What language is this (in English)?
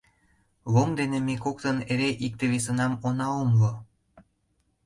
Mari